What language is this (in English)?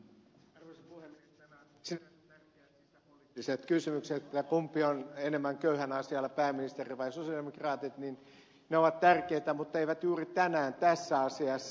Finnish